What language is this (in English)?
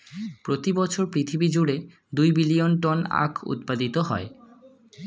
Bangla